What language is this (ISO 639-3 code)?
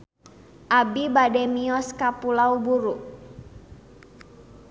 sun